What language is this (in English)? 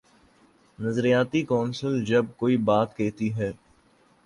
Urdu